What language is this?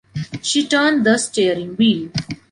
English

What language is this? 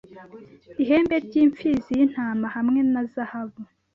Kinyarwanda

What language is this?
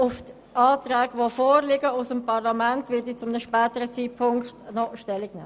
Swiss German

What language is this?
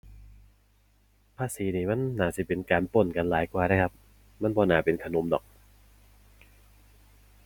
Thai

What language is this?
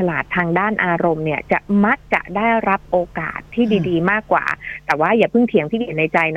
Thai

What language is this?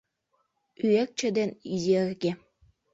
Mari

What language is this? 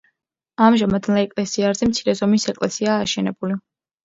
Georgian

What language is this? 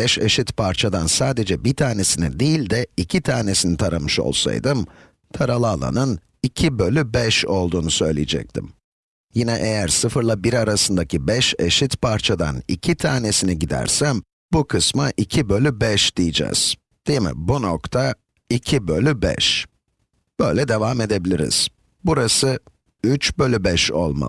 Turkish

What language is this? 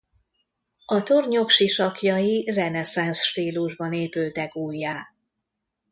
Hungarian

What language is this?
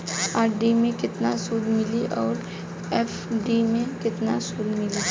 Bhojpuri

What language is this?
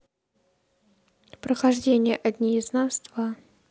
Russian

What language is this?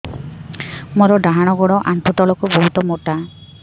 Odia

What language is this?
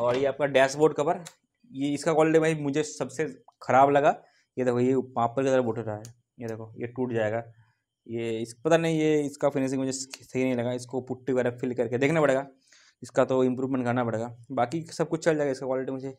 Hindi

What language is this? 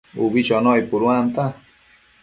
Matsés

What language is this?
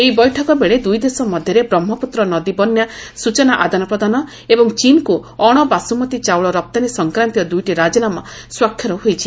Odia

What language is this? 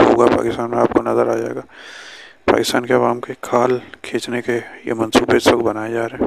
Urdu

